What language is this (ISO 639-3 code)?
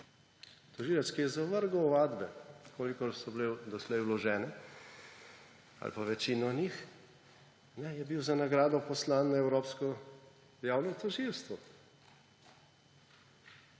slv